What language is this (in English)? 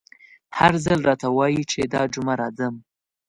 Pashto